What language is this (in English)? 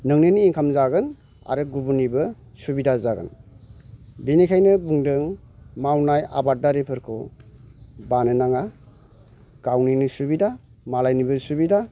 Bodo